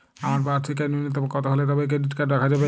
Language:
Bangla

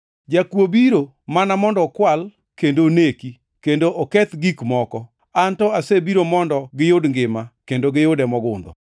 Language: Luo (Kenya and Tanzania)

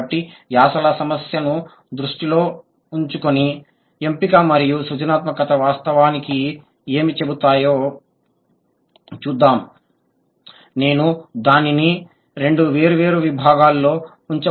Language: Telugu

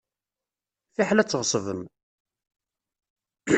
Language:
Kabyle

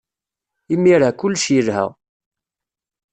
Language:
Kabyle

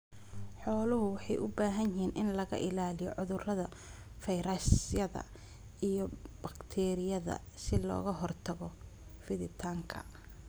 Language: Somali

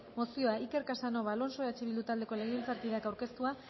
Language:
Basque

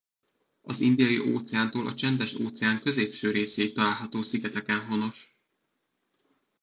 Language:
Hungarian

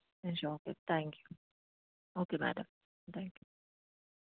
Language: Telugu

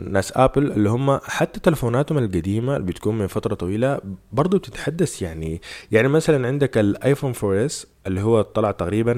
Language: Arabic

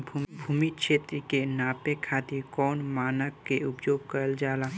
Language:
Bhojpuri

